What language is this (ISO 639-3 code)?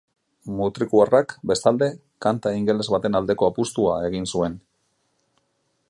eus